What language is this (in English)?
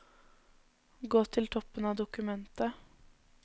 Norwegian